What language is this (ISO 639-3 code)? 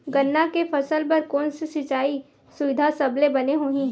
hne